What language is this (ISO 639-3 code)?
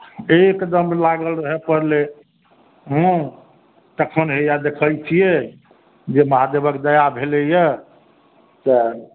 mai